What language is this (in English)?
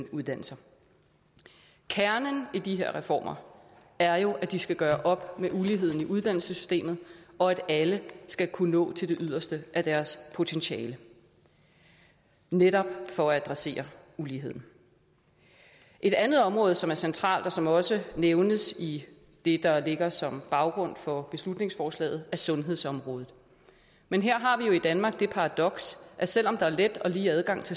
Danish